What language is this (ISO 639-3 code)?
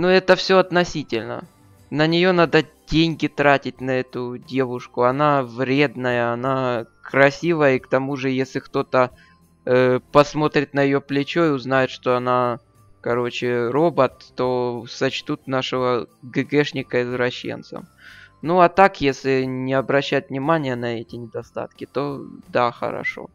rus